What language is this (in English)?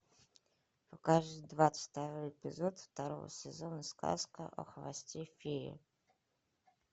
Russian